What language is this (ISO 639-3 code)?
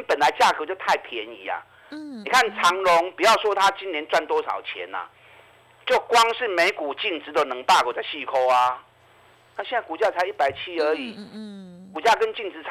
zho